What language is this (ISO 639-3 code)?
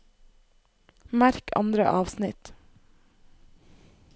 nor